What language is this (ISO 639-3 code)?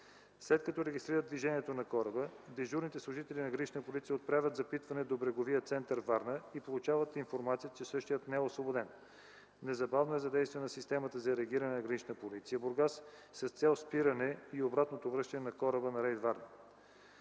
bul